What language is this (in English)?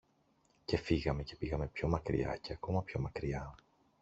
Greek